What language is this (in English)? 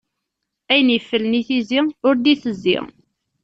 Kabyle